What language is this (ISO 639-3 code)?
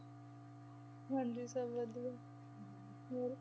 pan